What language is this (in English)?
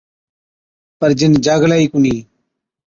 Od